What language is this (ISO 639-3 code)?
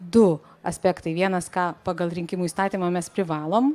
lit